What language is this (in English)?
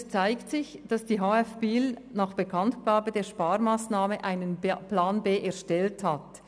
Swiss German